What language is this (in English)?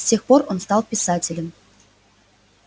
Russian